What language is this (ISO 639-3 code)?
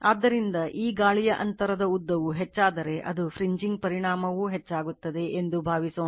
kan